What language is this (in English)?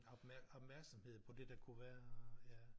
Danish